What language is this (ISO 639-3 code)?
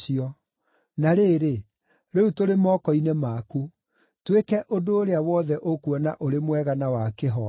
kik